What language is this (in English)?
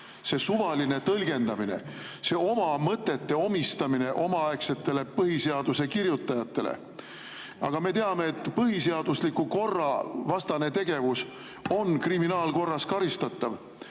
Estonian